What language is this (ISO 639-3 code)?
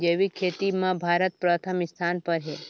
hne